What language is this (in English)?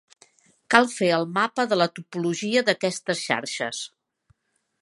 Catalan